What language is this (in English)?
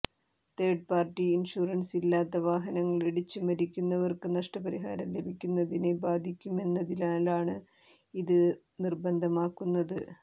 Malayalam